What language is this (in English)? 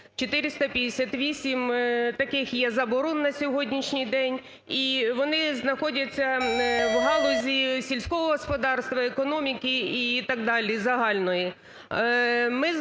Ukrainian